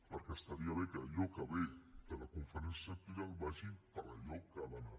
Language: Catalan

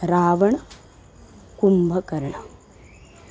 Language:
Sanskrit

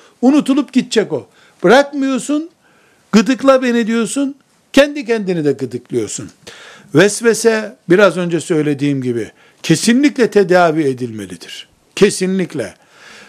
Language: Turkish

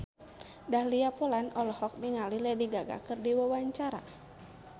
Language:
Sundanese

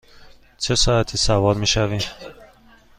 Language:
Persian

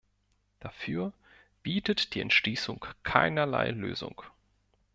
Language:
German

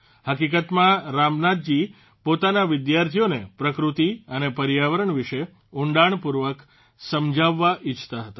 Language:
Gujarati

